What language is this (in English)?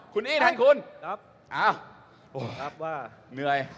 Thai